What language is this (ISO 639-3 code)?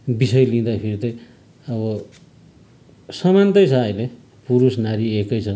nep